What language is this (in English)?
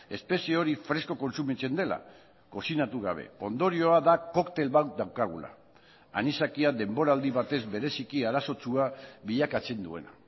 Basque